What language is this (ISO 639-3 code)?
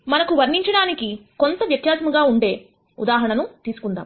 tel